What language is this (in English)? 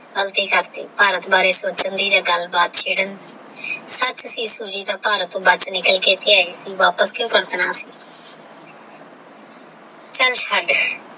Punjabi